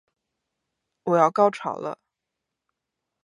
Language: Chinese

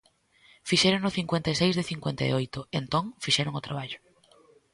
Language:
Galician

